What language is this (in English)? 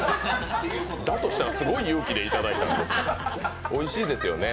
Japanese